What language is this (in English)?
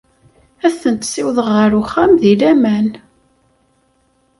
Kabyle